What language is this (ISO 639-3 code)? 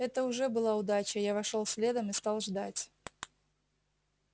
rus